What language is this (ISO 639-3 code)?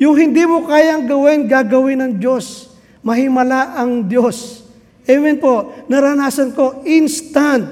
fil